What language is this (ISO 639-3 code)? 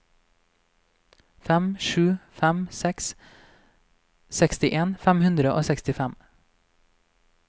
nor